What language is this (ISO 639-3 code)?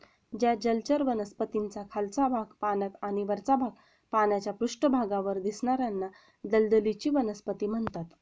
mar